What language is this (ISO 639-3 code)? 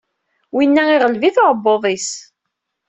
kab